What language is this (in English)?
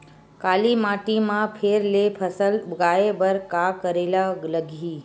Chhattisgarhi